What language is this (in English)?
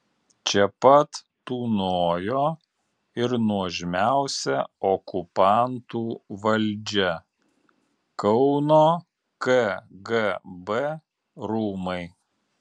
Lithuanian